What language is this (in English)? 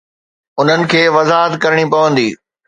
Sindhi